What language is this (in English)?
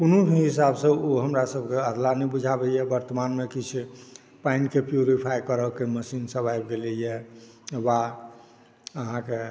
Maithili